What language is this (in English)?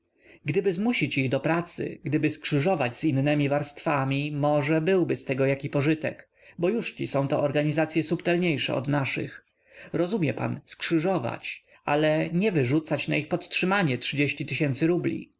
Polish